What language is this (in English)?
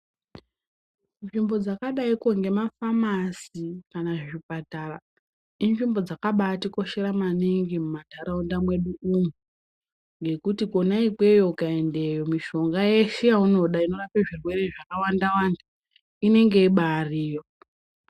Ndau